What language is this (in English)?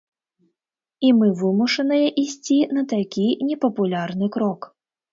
Belarusian